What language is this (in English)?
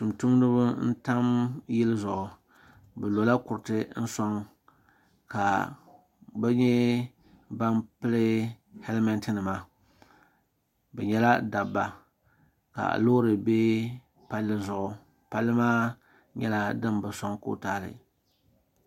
Dagbani